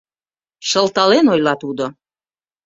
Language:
Mari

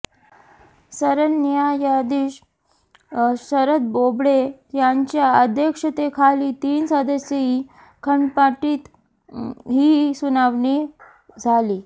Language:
Marathi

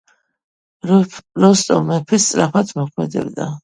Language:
Georgian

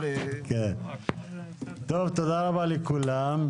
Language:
Hebrew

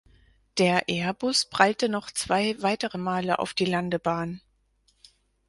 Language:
German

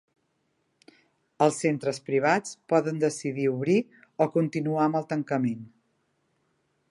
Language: Catalan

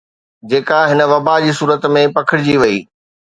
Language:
Sindhi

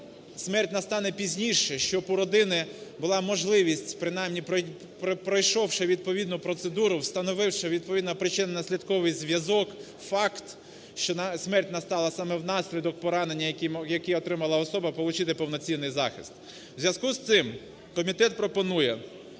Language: Ukrainian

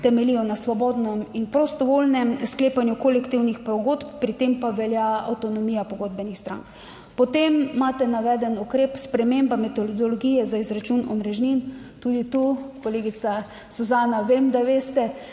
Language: Slovenian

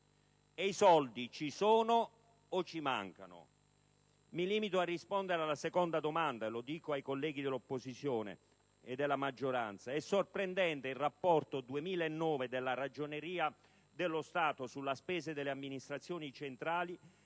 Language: Italian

